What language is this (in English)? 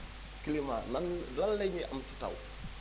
Wolof